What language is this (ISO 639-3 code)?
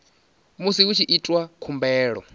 ven